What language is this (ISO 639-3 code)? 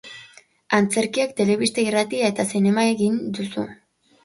eus